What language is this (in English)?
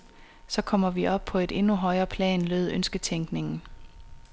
Danish